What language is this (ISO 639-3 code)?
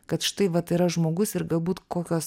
lit